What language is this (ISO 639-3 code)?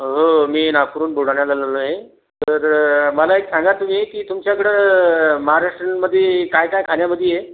mar